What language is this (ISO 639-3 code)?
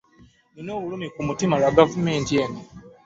lug